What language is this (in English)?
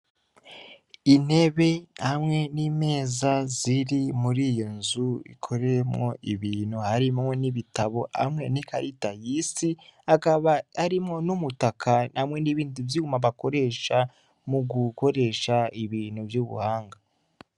Rundi